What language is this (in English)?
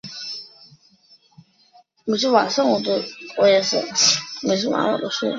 Chinese